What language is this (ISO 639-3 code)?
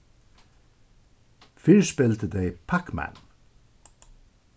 fao